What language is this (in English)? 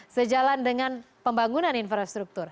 Indonesian